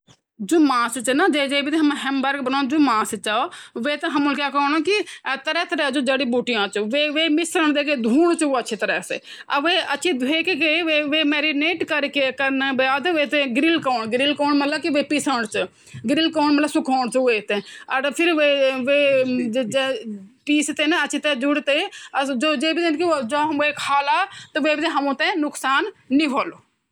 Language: Garhwali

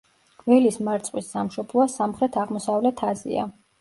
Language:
Georgian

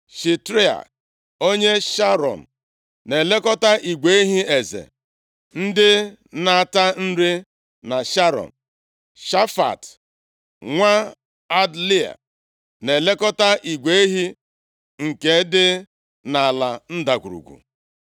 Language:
Igbo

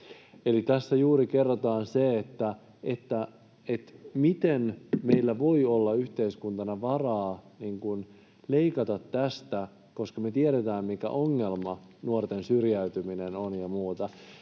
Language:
Finnish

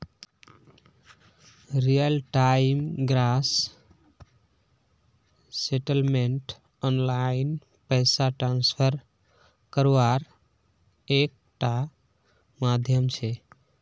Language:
Magahi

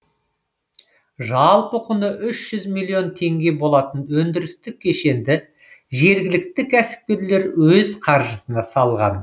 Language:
Kazakh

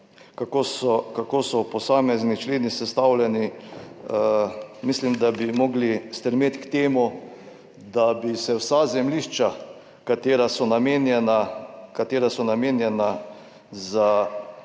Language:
Slovenian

